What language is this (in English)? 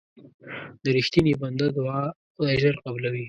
Pashto